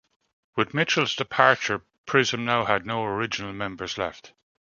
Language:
English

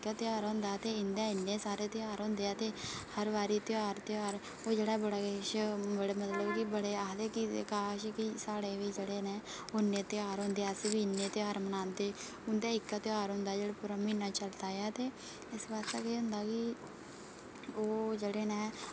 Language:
Dogri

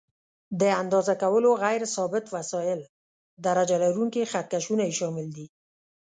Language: Pashto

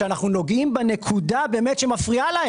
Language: Hebrew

